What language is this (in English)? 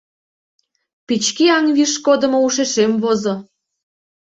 Mari